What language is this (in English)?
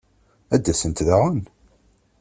Kabyle